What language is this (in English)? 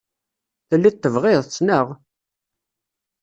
Kabyle